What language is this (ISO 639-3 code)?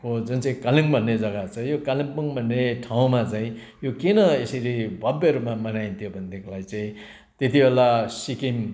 nep